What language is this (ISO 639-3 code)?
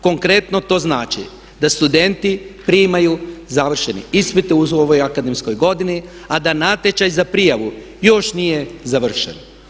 hrv